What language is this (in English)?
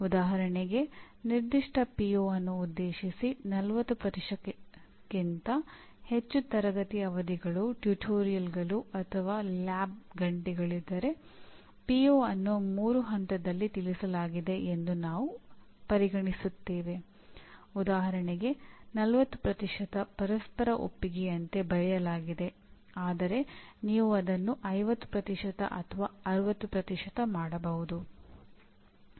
Kannada